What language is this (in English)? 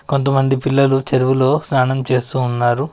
Telugu